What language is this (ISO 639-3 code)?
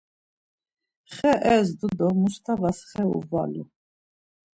lzz